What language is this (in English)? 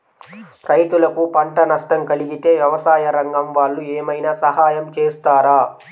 Telugu